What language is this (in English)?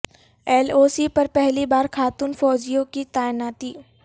Urdu